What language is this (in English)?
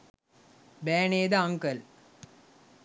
Sinhala